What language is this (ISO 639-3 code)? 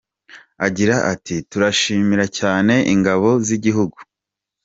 kin